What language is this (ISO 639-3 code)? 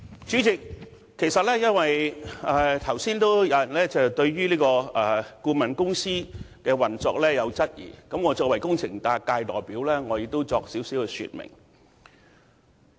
yue